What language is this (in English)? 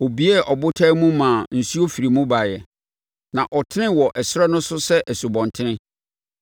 Akan